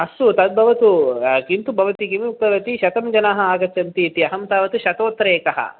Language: Sanskrit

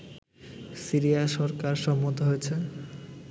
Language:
Bangla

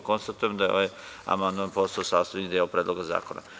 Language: Serbian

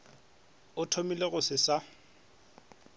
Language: Northern Sotho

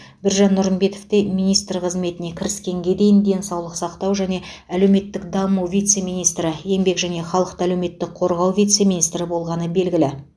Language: Kazakh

